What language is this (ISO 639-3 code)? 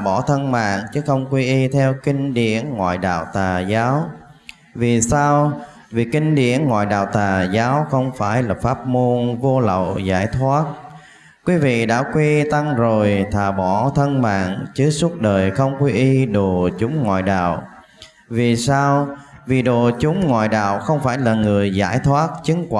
vie